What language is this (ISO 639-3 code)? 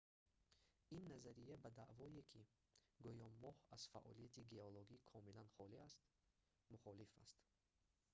tgk